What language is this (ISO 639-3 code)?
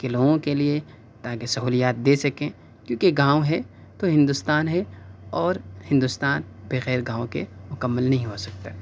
urd